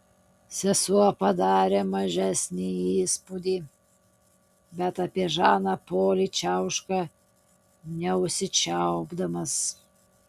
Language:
Lithuanian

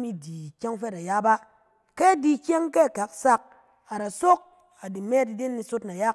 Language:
Cen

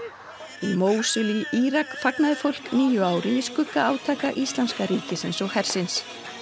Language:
Icelandic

